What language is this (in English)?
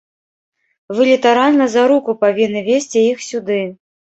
Belarusian